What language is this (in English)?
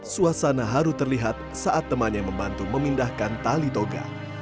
Indonesian